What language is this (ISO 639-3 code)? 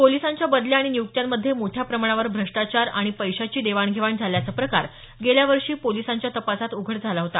mar